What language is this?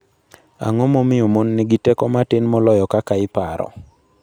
Luo (Kenya and Tanzania)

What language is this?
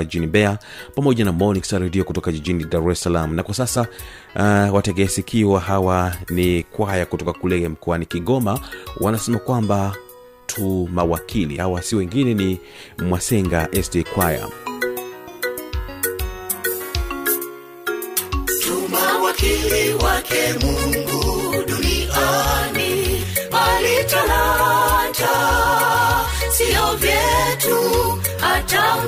Swahili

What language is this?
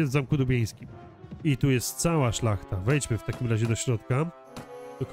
Polish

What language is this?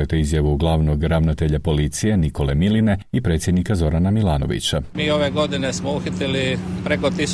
Croatian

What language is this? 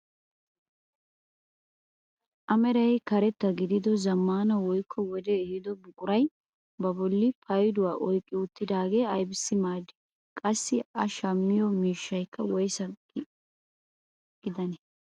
Wolaytta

